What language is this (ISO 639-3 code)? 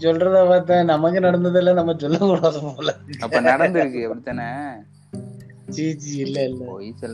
tam